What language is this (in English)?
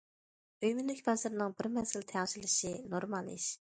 Uyghur